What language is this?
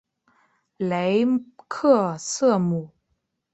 Chinese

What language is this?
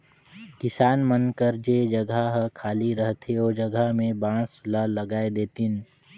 Chhattisgarhi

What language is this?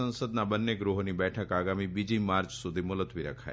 Gujarati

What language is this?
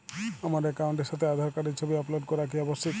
Bangla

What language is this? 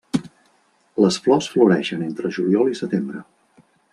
Catalan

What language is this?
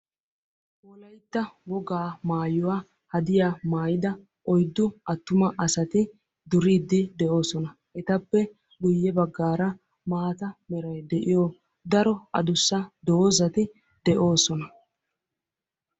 Wolaytta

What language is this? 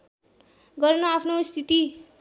Nepali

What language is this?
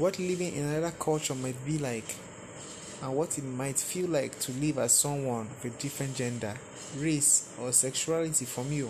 English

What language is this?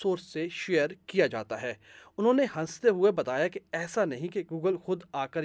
Urdu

